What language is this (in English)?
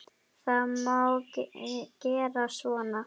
Icelandic